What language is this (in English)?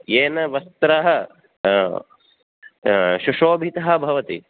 Sanskrit